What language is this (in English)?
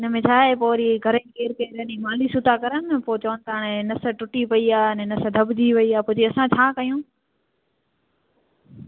Sindhi